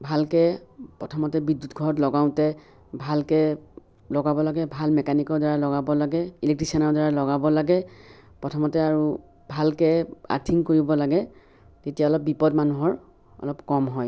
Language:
Assamese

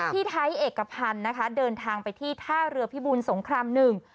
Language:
Thai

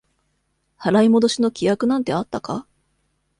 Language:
Japanese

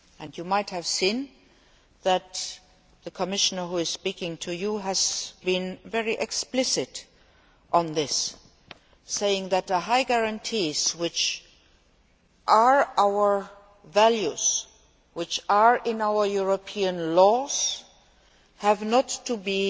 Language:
English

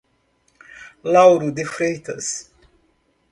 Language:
Portuguese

